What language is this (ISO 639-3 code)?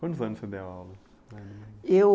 por